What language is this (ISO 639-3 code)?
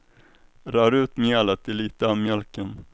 swe